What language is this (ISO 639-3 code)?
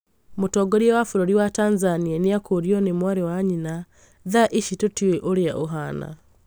kik